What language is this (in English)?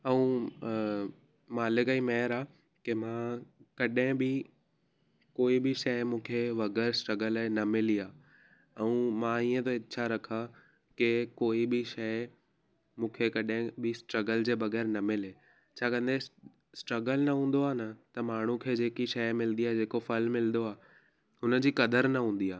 Sindhi